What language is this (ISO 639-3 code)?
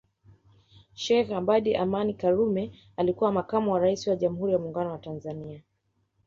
swa